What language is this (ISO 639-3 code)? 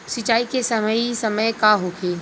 bho